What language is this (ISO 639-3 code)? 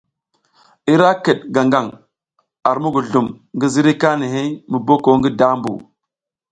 giz